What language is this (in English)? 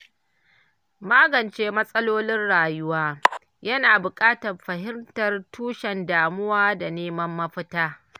Hausa